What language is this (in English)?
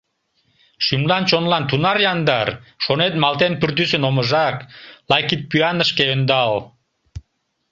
Mari